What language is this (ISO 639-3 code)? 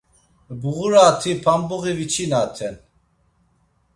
lzz